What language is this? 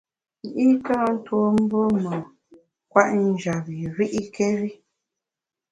Bamun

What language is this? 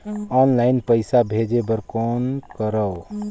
Chhattisgarhi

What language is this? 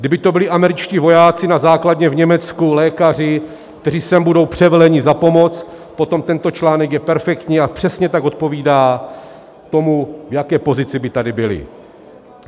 Czech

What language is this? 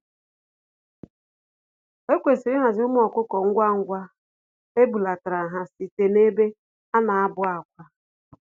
Igbo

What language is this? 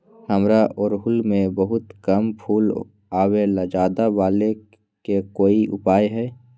Magahi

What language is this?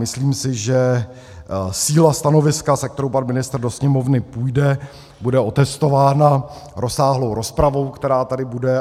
Czech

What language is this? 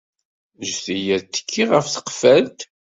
Kabyle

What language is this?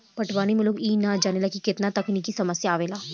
Bhojpuri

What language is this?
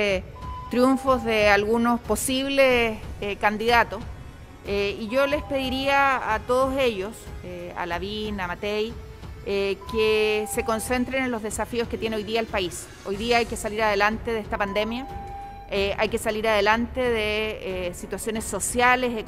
Spanish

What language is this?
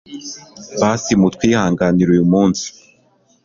Kinyarwanda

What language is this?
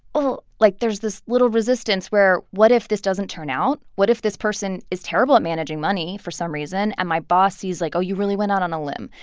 English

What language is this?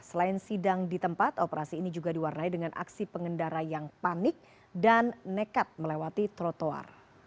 Indonesian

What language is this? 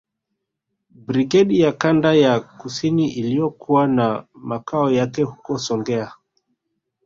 Swahili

